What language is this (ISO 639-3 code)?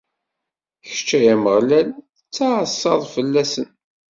kab